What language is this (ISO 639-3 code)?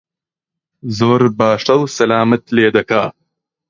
ckb